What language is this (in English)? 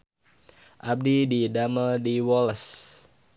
Sundanese